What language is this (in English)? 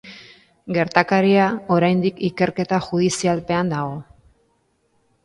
Basque